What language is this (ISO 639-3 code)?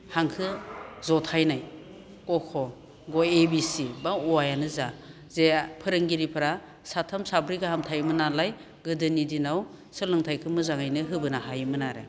brx